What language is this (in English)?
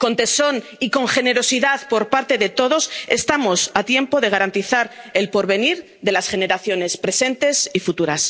Spanish